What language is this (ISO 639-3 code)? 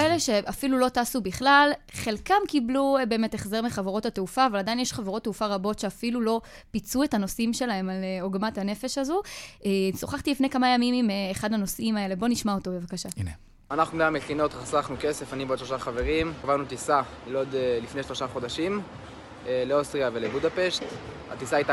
heb